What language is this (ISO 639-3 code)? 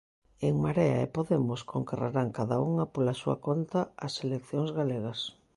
glg